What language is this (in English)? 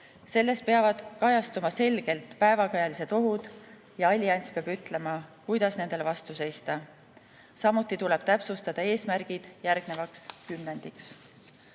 Estonian